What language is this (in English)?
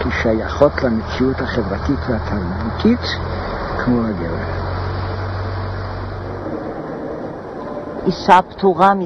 Hebrew